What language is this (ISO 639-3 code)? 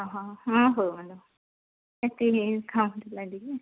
ori